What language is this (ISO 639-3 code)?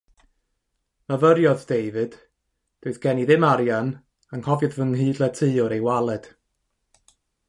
cym